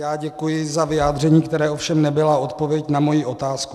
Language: Czech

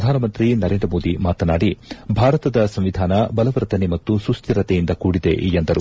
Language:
Kannada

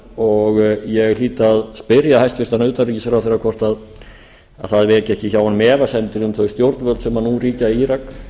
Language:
Icelandic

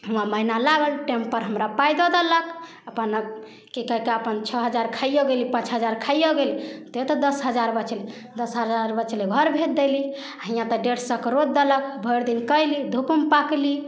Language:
Maithili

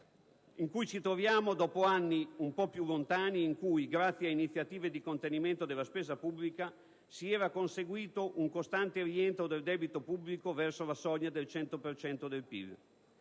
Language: Italian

